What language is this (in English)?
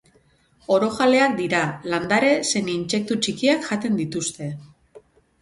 Basque